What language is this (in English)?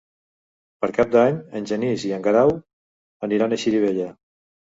Catalan